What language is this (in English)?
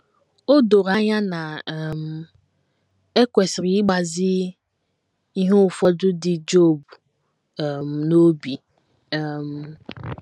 Igbo